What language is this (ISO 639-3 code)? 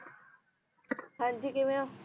pan